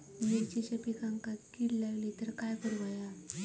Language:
Marathi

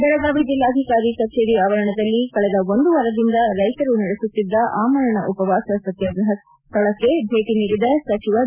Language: Kannada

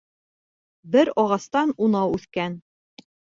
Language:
Bashkir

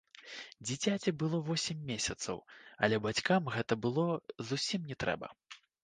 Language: Belarusian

